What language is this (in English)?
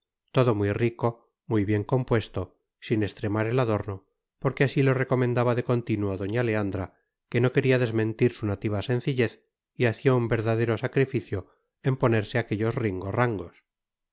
Spanish